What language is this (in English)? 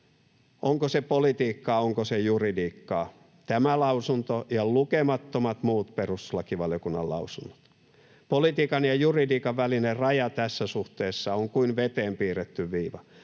Finnish